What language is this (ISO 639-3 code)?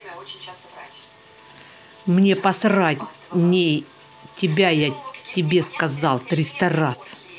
rus